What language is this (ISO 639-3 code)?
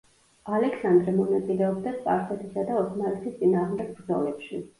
kat